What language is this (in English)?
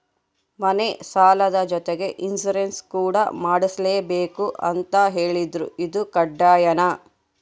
Kannada